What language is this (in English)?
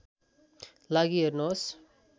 Nepali